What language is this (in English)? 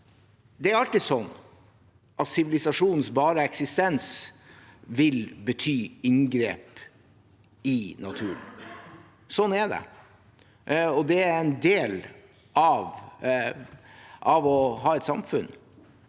Norwegian